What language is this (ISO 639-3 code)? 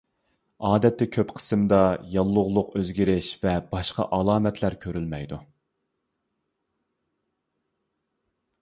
uig